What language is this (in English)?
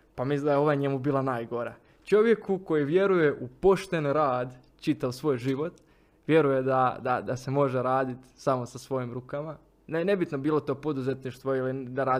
Croatian